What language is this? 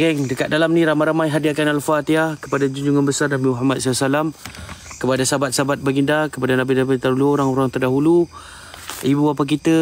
Malay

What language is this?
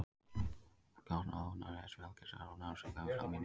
Icelandic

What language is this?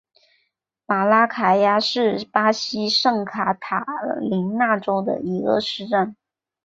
Chinese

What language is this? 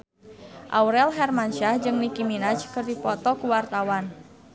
Sundanese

